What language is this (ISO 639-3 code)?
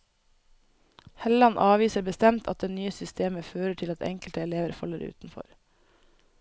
nor